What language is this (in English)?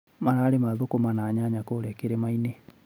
Kikuyu